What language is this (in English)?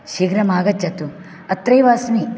Sanskrit